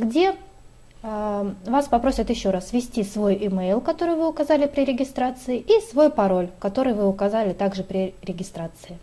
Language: Russian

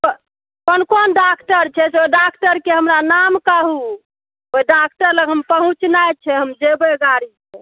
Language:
Maithili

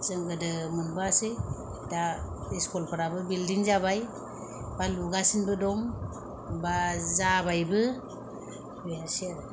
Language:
Bodo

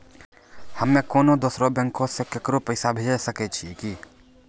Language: Maithili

